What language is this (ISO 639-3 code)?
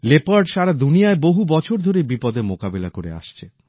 ben